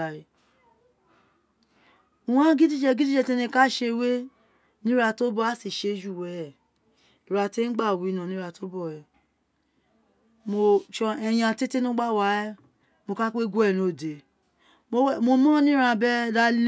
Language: Isekiri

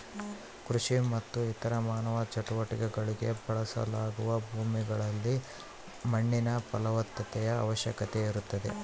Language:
Kannada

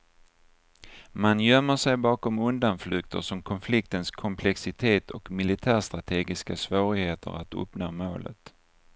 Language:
Swedish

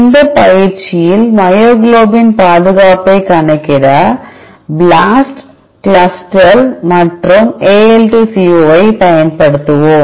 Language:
Tamil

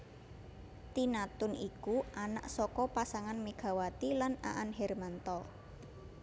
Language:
Javanese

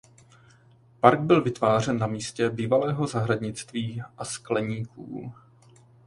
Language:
Czech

